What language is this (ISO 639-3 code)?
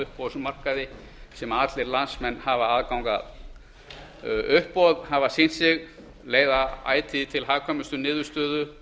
isl